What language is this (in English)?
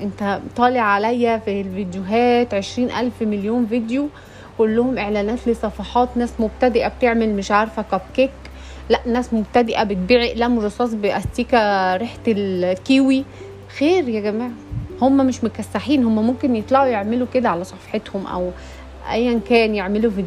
Arabic